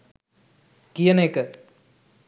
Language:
Sinhala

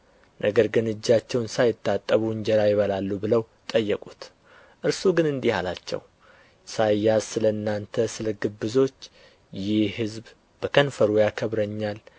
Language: Amharic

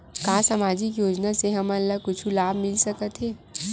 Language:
Chhattisgarhi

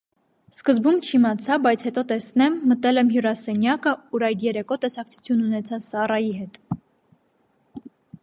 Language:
Armenian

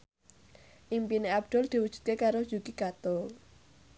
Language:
Javanese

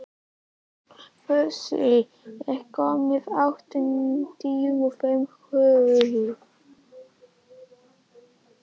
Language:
Icelandic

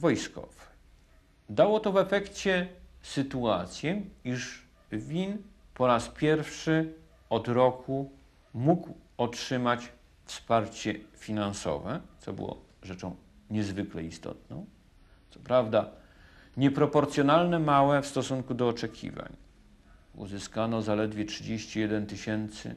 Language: Polish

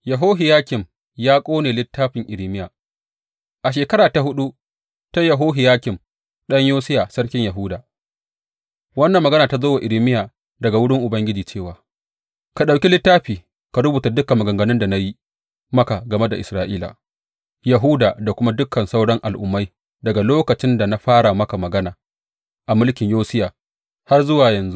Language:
Hausa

